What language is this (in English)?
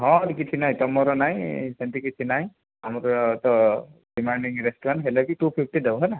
Odia